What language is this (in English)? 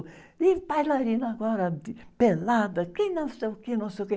Portuguese